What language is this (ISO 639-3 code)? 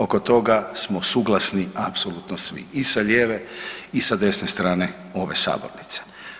hrv